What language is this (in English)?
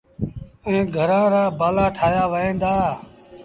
Sindhi Bhil